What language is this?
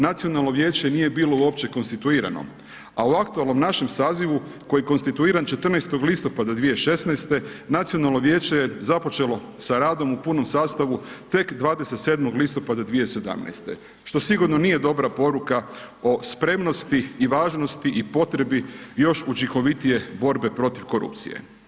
Croatian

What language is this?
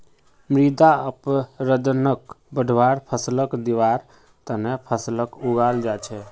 Magahi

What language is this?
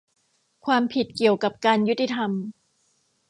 Thai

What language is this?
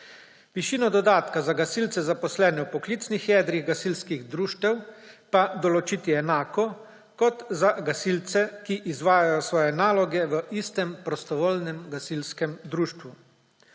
Slovenian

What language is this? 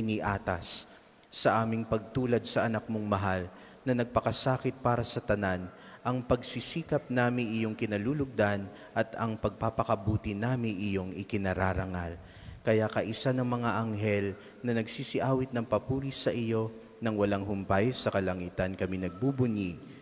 Filipino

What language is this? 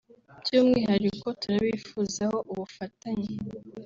Kinyarwanda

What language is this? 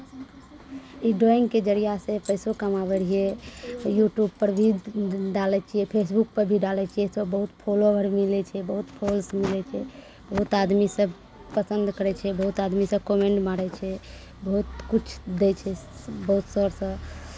Maithili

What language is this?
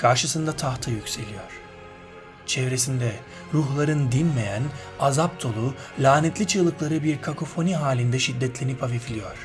Turkish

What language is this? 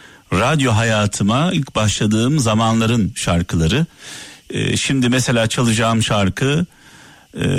Turkish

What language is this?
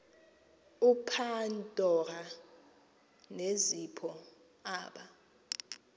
Xhosa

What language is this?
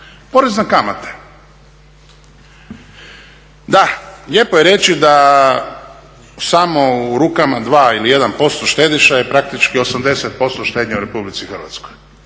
Croatian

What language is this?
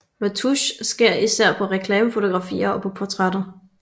Danish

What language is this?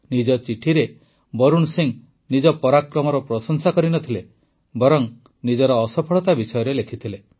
Odia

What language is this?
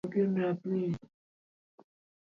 Swahili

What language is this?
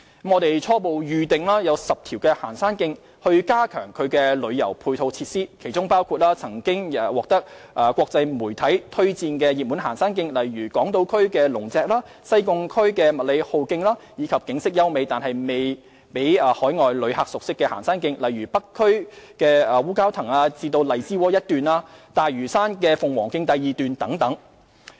Cantonese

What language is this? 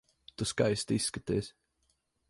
Latvian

